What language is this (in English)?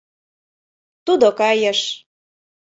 Mari